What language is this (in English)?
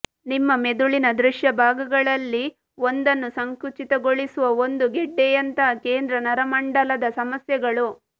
Kannada